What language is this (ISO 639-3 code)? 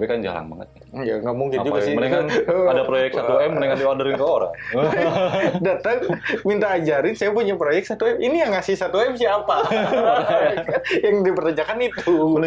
ind